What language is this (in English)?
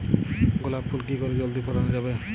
Bangla